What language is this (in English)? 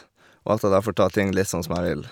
Norwegian